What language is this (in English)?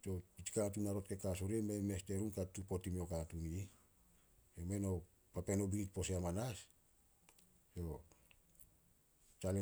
Solos